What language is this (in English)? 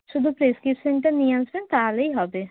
Bangla